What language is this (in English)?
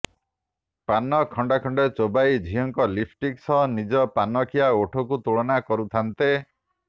Odia